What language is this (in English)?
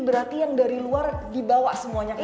Indonesian